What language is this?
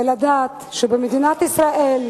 Hebrew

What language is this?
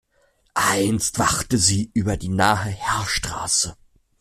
German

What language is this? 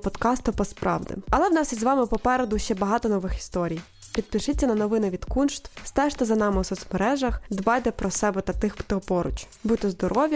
Ukrainian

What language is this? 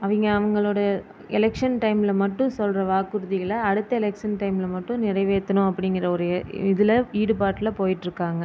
Tamil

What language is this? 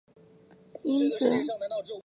Chinese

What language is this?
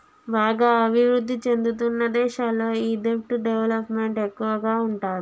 Telugu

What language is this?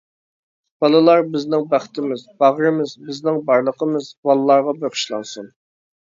Uyghur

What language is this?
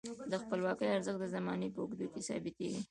Pashto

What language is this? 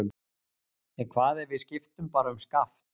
Icelandic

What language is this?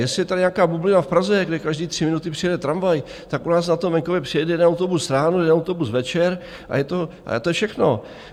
Czech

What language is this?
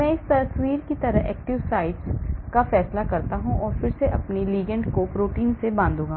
Hindi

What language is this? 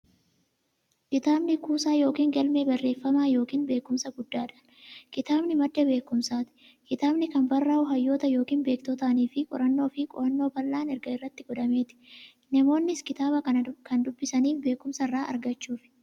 Oromo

